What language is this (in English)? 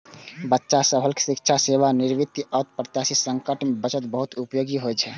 Maithili